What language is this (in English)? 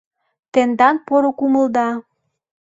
Mari